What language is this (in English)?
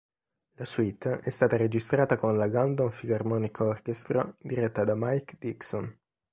Italian